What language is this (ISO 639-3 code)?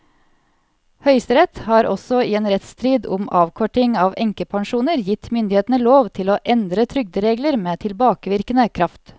nor